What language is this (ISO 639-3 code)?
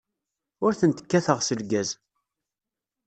kab